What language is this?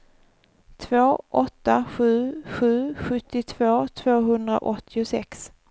Swedish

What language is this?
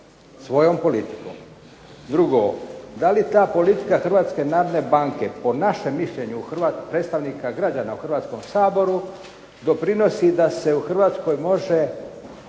Croatian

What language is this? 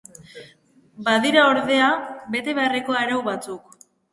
Basque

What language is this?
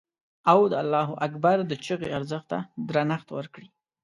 Pashto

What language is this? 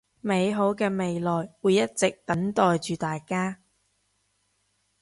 Cantonese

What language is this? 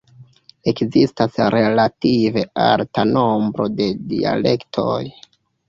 Esperanto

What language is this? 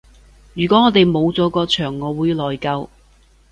Cantonese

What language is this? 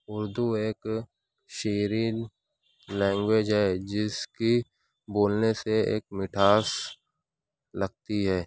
Urdu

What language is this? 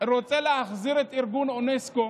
Hebrew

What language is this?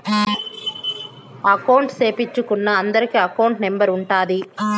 Telugu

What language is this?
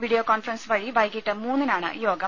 Malayalam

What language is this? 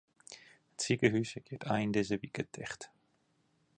Western Frisian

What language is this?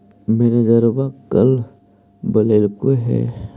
Magahi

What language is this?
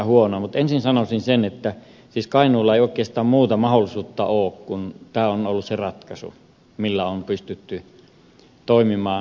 Finnish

